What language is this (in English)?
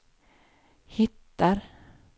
Swedish